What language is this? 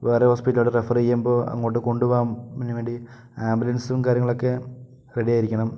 Malayalam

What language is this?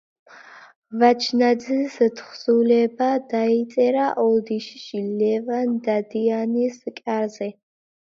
Georgian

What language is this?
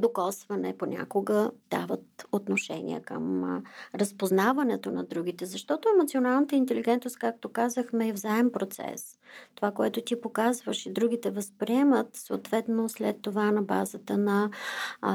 Bulgarian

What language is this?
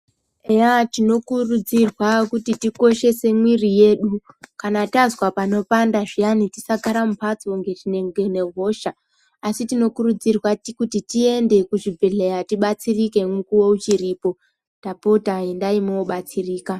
Ndau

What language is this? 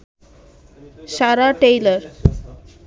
Bangla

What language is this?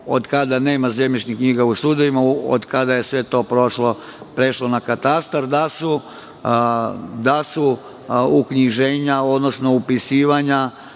Serbian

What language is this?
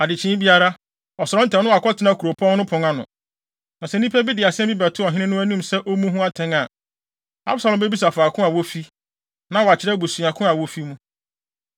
Akan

